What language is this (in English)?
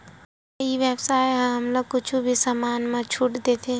Chhattisgarhi